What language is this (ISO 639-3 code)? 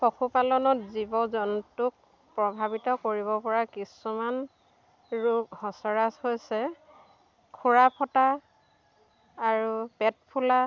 asm